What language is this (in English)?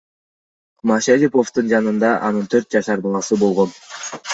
Kyrgyz